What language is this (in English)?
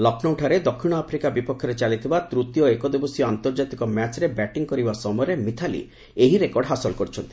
Odia